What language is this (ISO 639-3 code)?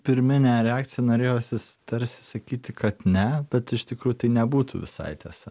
lit